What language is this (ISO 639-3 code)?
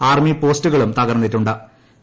mal